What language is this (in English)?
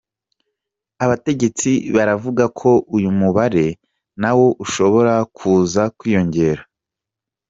Kinyarwanda